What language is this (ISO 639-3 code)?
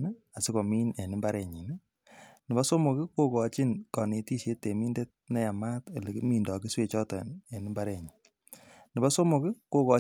kln